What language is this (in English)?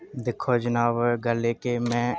Dogri